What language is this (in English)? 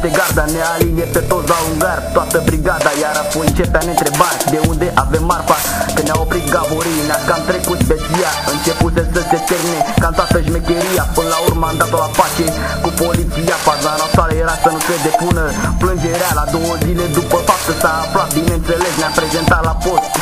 Romanian